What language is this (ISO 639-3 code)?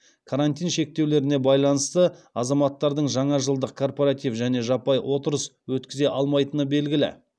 kaz